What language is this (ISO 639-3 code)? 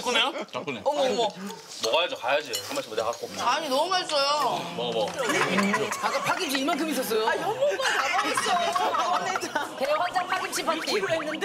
kor